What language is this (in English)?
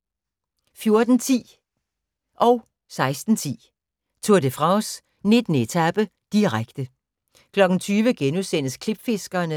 Danish